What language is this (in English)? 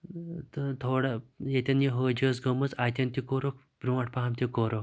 Kashmiri